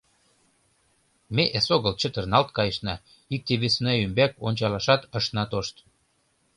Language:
Mari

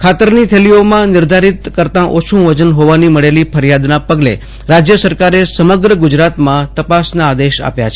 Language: Gujarati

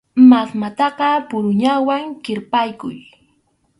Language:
Arequipa-La Unión Quechua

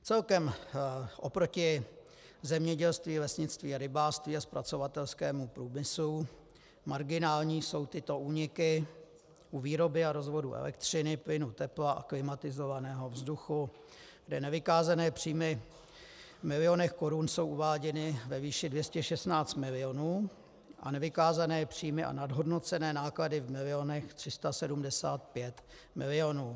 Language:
Czech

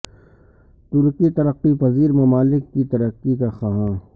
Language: Urdu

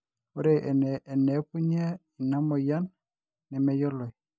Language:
Masai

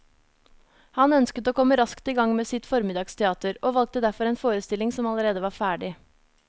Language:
Norwegian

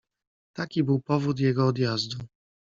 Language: Polish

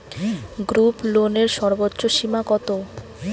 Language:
Bangla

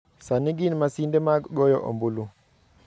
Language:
Luo (Kenya and Tanzania)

